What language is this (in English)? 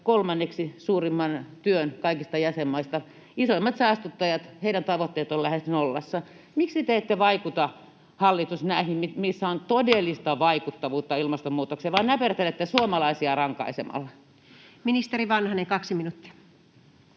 Finnish